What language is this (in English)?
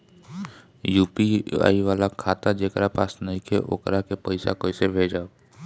Bhojpuri